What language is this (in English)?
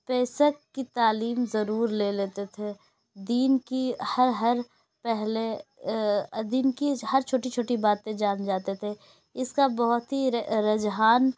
Urdu